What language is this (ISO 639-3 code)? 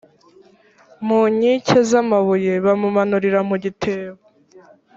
kin